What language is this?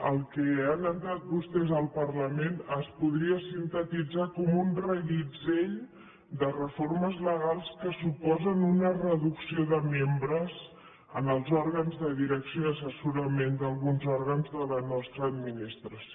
Catalan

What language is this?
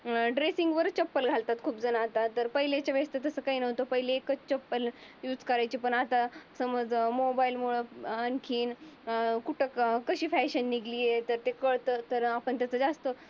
Marathi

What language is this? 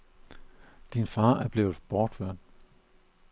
Danish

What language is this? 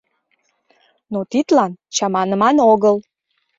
Mari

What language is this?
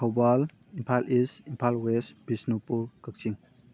Manipuri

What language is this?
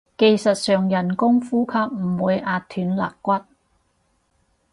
Cantonese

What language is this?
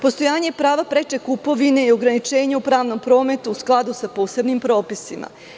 Serbian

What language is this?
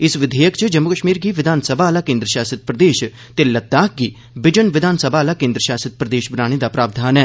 Dogri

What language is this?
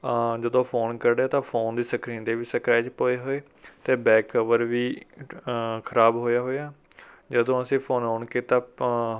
Punjabi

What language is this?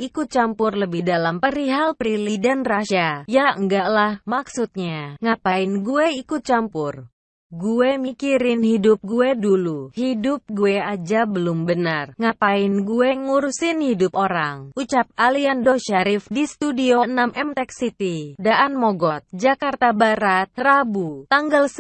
Indonesian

